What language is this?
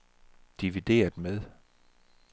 Danish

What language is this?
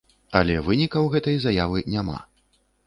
Belarusian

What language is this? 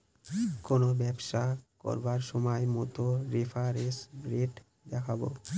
Bangla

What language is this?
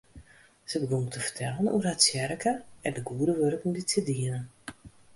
Western Frisian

